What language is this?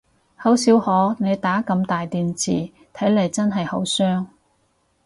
Cantonese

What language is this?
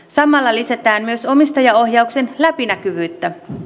Finnish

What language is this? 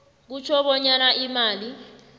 South Ndebele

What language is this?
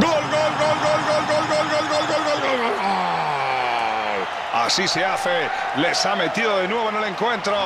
Spanish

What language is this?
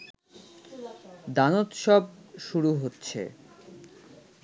Bangla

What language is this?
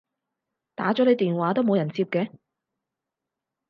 Cantonese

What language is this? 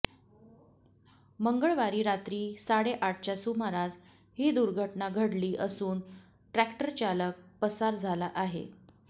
Marathi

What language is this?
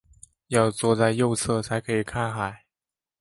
Chinese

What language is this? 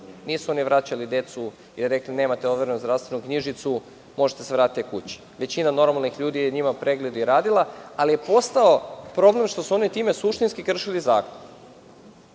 Serbian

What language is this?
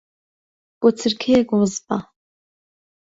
Central Kurdish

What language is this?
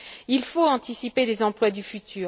French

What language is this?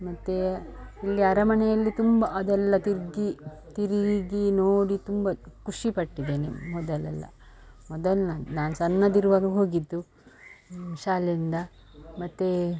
Kannada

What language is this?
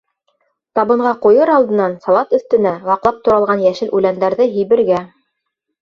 Bashkir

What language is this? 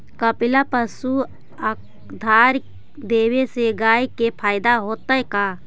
Magahi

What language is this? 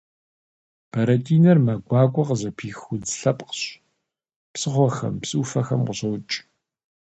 Kabardian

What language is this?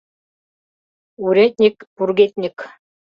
Mari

